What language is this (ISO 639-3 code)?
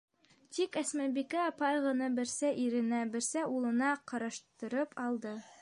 bak